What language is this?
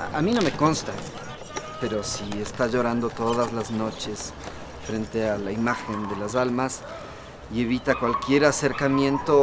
Spanish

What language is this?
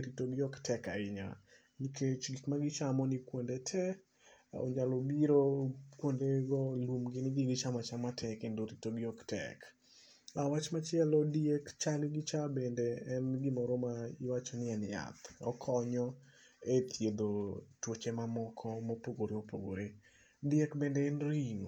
Luo (Kenya and Tanzania)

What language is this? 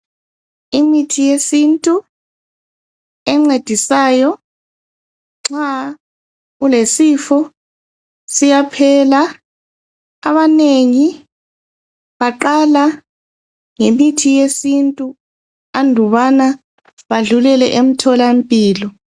North Ndebele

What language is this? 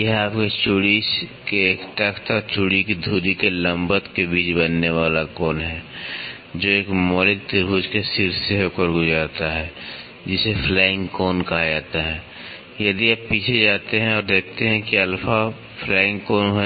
Hindi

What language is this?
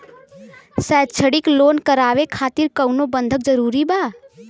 Bhojpuri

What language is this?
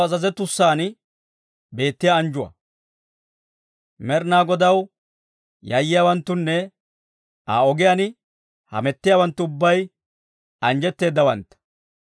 Dawro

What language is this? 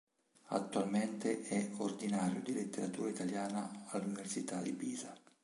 Italian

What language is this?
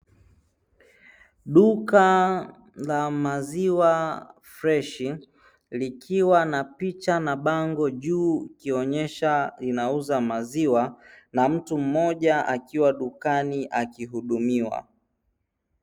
Swahili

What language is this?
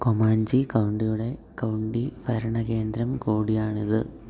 Malayalam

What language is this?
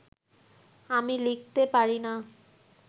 Bangla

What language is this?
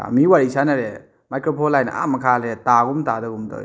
Manipuri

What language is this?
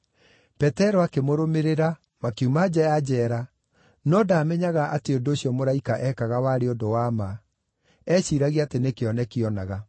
Kikuyu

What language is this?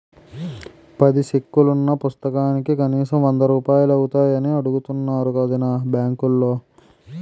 Telugu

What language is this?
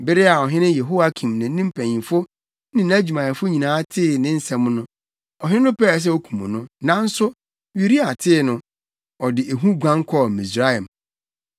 Akan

